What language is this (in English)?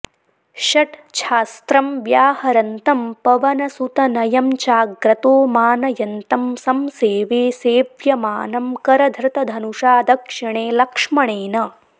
Sanskrit